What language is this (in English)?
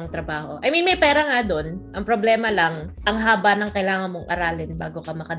Filipino